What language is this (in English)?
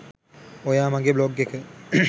Sinhala